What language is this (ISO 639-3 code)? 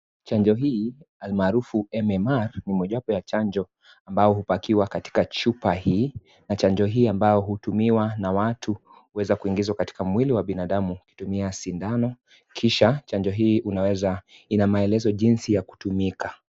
swa